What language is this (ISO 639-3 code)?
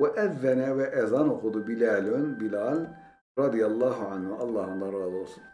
tur